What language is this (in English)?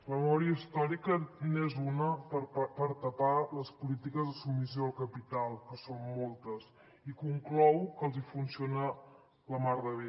Catalan